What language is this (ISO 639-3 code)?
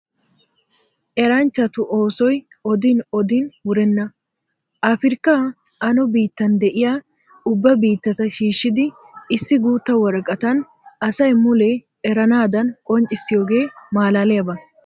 wal